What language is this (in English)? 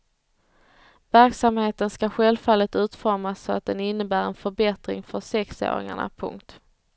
Swedish